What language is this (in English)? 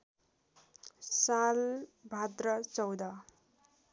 Nepali